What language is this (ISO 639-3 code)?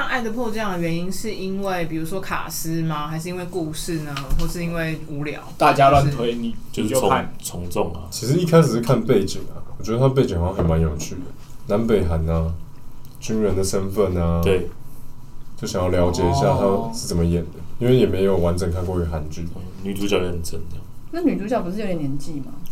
zho